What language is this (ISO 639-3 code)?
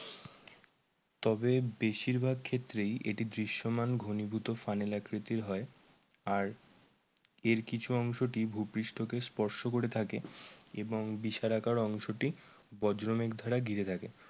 ben